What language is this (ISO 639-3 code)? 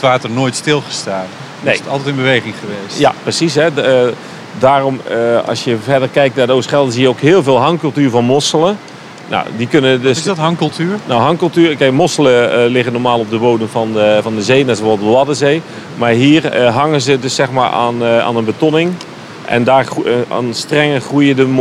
nld